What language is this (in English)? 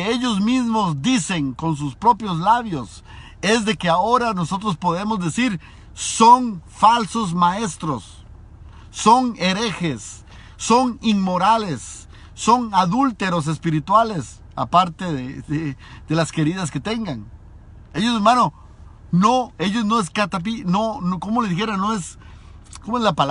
Spanish